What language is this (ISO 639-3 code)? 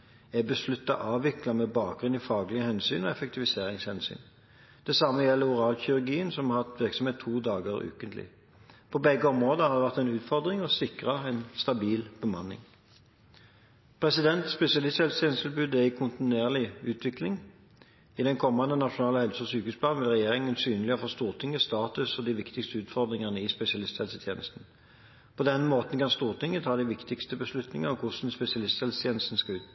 nob